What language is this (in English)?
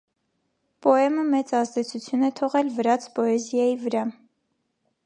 Armenian